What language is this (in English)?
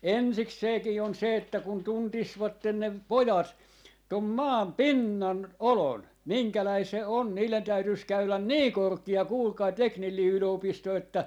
Finnish